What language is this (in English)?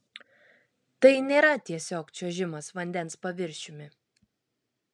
Lithuanian